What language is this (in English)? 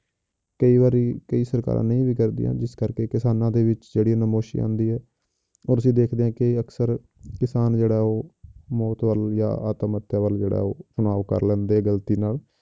Punjabi